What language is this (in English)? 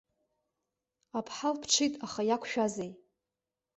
Abkhazian